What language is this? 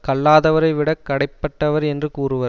Tamil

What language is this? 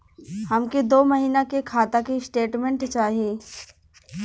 Bhojpuri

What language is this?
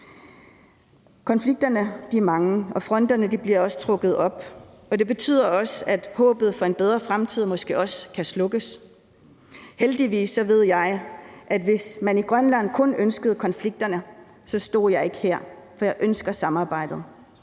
Danish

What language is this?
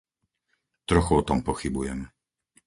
Slovak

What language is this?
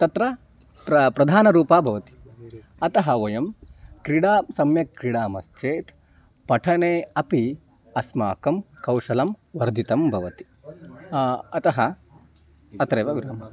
Sanskrit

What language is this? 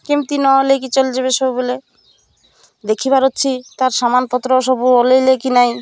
Odia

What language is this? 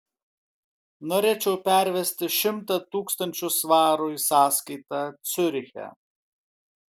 Lithuanian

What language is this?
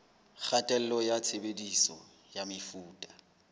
Southern Sotho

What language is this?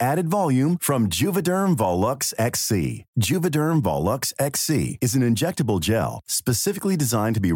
French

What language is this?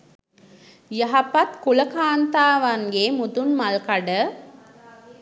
Sinhala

